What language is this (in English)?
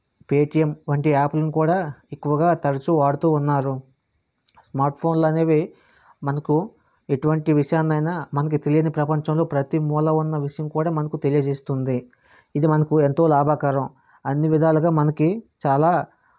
Telugu